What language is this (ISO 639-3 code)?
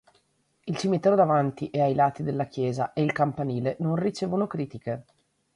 ita